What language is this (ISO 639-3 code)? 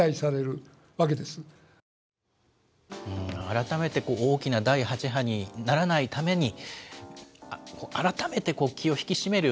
jpn